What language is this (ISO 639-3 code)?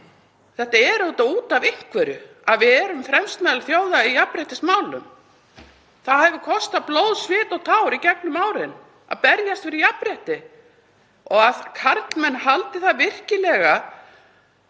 isl